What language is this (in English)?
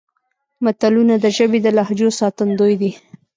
Pashto